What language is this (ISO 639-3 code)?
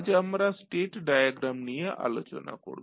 ben